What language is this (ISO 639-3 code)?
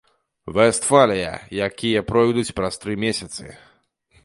bel